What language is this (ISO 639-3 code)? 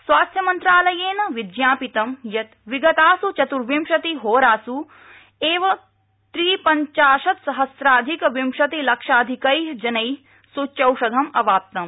san